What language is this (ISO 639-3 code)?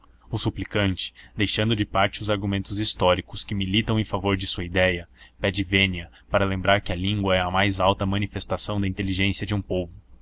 por